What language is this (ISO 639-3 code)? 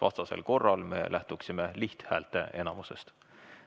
est